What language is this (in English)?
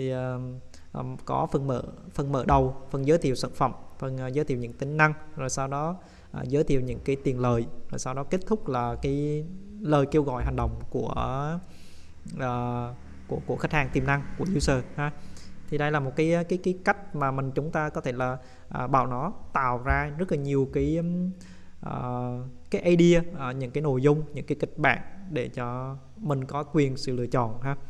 Vietnamese